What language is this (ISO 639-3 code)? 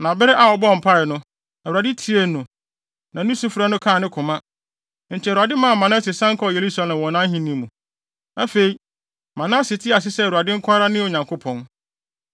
aka